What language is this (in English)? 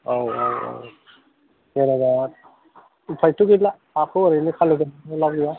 Bodo